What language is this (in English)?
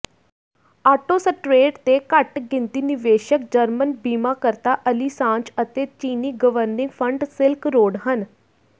Punjabi